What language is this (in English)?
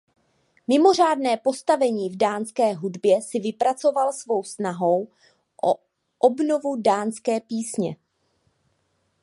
Czech